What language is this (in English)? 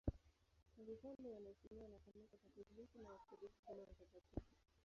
Swahili